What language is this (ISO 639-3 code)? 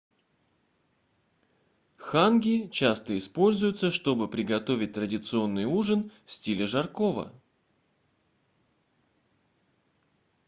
rus